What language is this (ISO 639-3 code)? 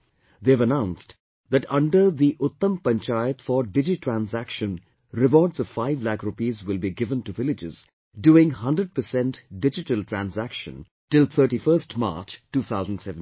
eng